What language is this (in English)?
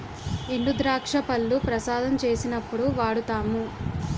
Telugu